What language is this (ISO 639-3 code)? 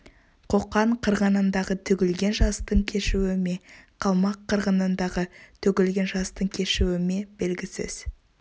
kaz